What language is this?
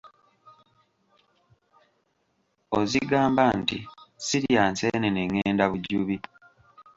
Ganda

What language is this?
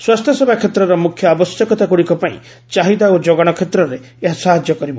Odia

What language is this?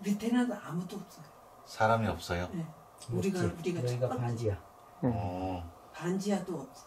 Korean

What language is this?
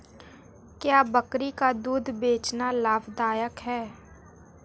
Hindi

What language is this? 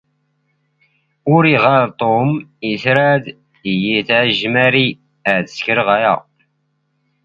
Standard Moroccan Tamazight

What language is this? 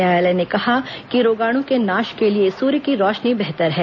Hindi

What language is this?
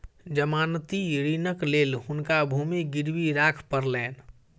Maithili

